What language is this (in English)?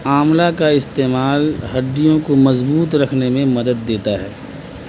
Urdu